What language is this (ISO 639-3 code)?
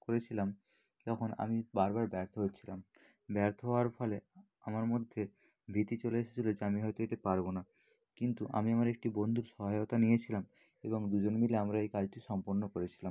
ben